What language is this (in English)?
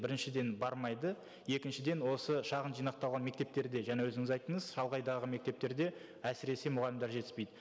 Kazakh